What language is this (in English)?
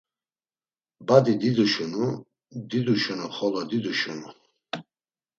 Laz